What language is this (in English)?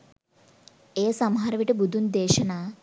Sinhala